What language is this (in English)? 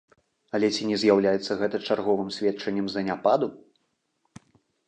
Belarusian